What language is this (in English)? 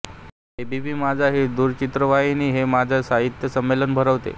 Marathi